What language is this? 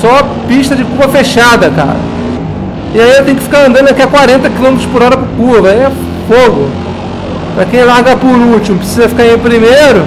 Portuguese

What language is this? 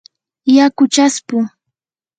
Yanahuanca Pasco Quechua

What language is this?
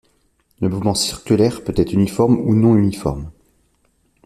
French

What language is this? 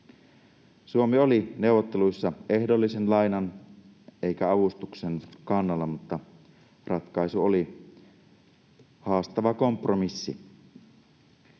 Finnish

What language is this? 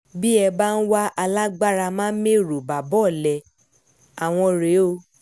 Yoruba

